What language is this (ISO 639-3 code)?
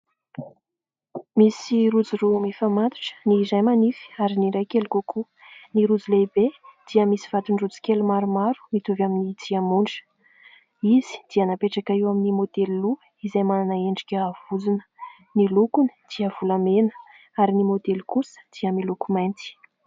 mlg